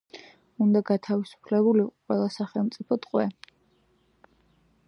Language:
Georgian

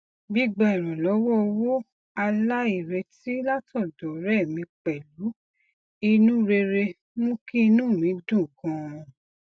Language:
Yoruba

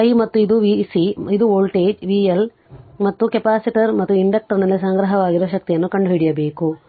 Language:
Kannada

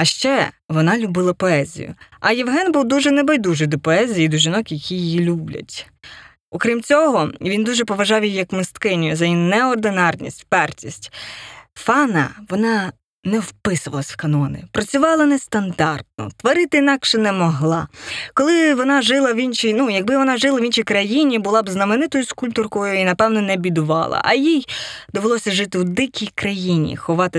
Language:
Ukrainian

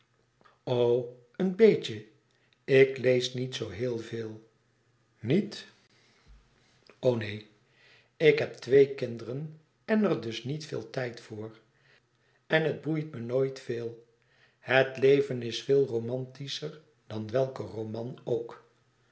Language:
Dutch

